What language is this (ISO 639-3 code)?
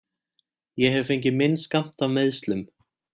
isl